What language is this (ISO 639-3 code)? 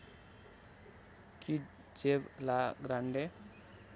nep